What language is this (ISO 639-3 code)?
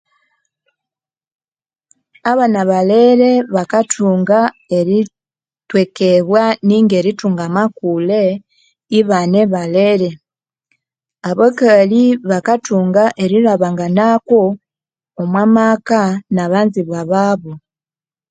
koo